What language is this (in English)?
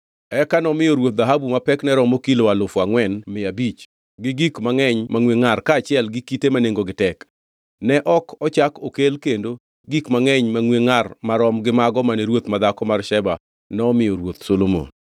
Luo (Kenya and Tanzania)